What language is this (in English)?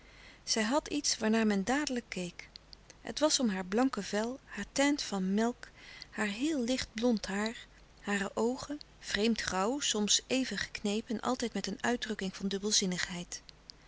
Dutch